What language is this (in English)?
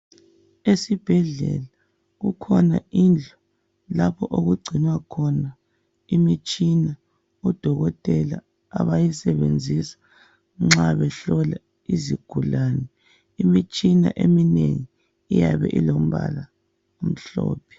North Ndebele